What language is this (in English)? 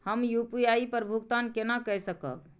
Maithili